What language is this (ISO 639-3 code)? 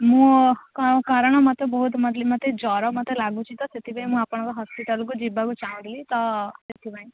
ori